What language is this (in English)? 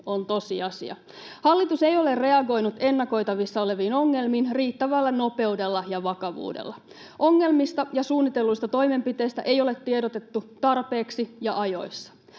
Finnish